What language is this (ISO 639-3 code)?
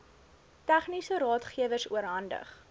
afr